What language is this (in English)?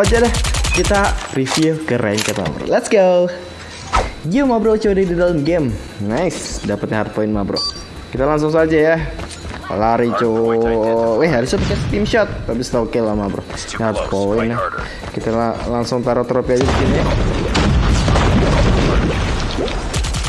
Indonesian